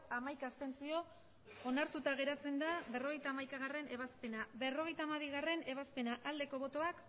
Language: Basque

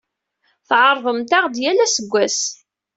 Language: Kabyle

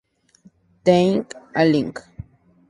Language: Spanish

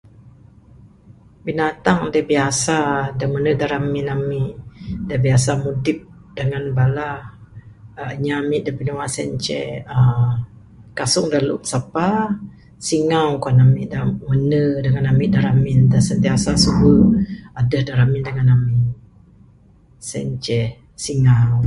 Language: Bukar-Sadung Bidayuh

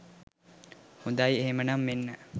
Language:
Sinhala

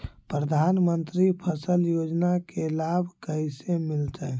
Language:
Magahi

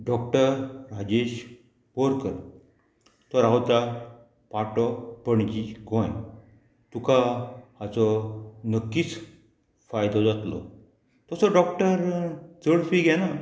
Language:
Konkani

